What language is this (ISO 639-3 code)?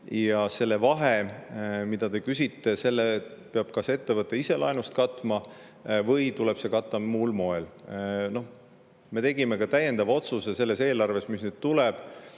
est